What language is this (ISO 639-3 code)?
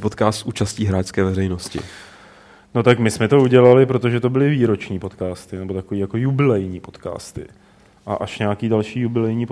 ces